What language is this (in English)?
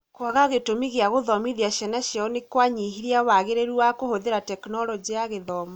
Kikuyu